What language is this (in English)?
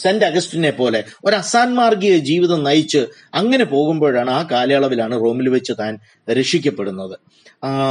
Malayalam